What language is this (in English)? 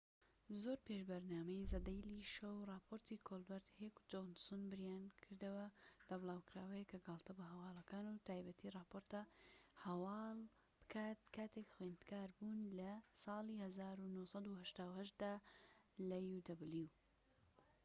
Central Kurdish